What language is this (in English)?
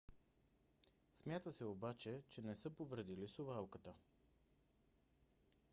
Bulgarian